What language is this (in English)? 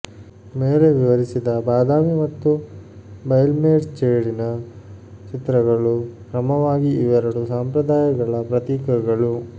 Kannada